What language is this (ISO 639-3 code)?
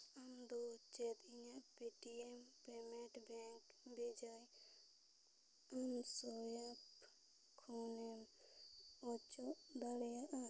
sat